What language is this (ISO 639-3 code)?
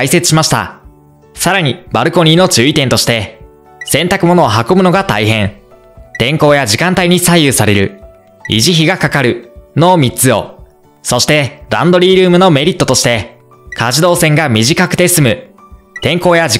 jpn